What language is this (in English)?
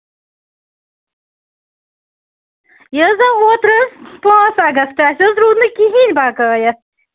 Kashmiri